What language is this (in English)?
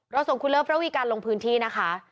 Thai